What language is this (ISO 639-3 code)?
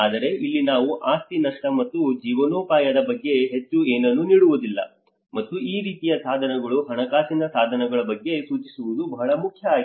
kan